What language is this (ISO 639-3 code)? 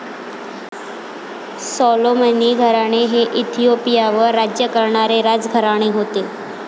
mar